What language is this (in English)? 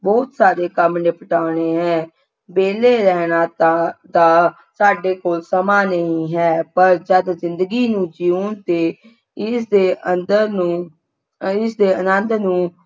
Punjabi